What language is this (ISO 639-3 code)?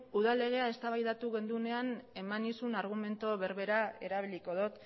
eus